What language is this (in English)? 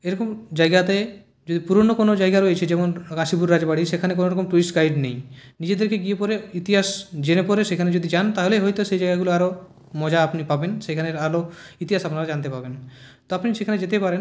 Bangla